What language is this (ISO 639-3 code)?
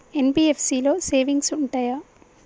tel